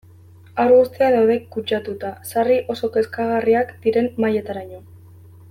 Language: Basque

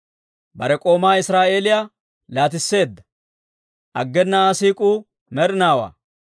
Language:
Dawro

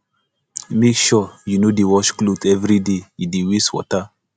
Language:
Nigerian Pidgin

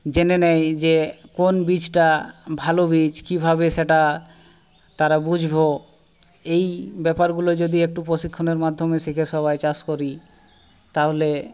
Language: Bangla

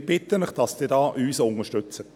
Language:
Swiss German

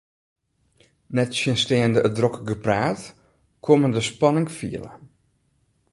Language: Western Frisian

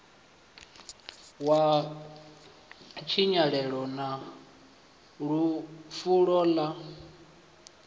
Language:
Venda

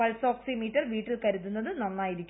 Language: Malayalam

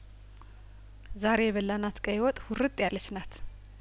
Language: Amharic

